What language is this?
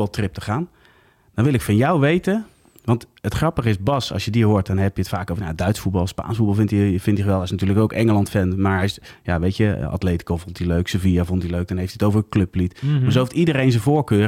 Dutch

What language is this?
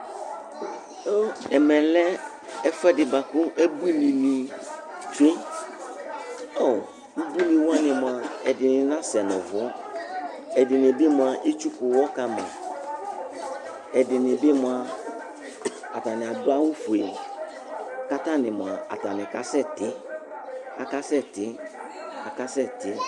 Ikposo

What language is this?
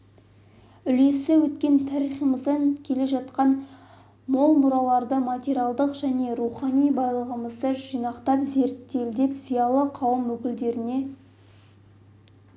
Kazakh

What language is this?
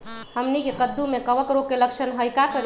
Magahi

